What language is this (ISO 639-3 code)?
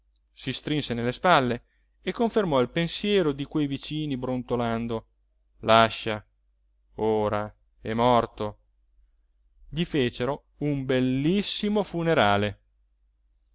ita